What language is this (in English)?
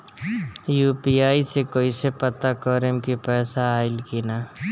Bhojpuri